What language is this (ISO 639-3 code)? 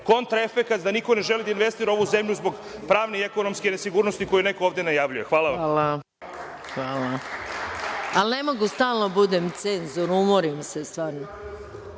srp